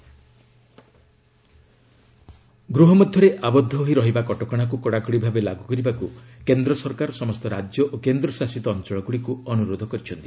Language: Odia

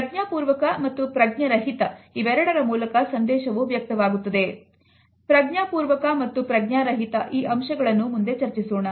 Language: Kannada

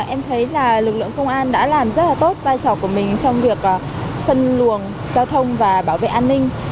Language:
Vietnamese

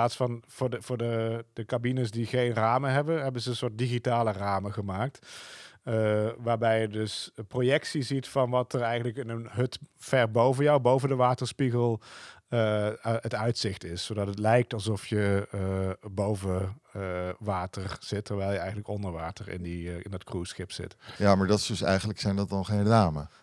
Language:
Dutch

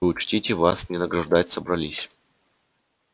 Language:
Russian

